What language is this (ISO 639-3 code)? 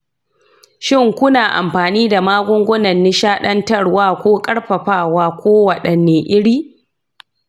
hau